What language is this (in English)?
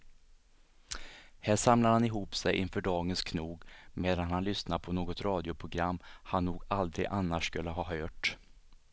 Swedish